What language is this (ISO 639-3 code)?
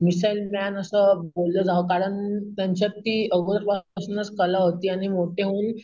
mar